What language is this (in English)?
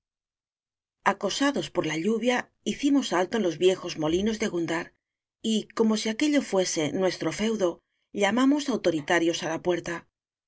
Spanish